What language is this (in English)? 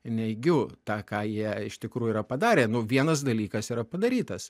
Lithuanian